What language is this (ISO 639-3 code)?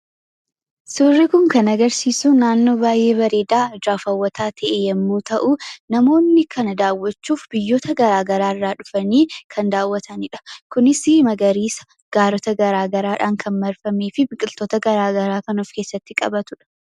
orm